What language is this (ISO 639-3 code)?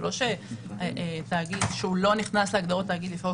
heb